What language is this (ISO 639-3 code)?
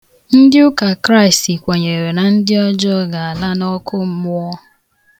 ibo